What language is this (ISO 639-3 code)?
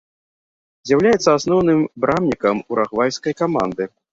bel